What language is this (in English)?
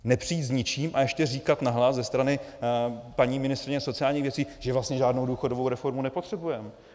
Czech